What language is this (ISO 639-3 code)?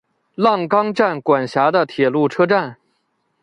zho